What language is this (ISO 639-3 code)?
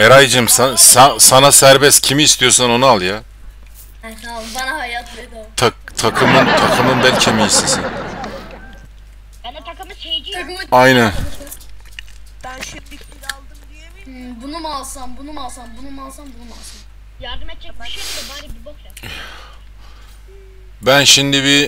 tur